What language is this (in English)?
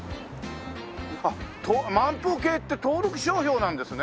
Japanese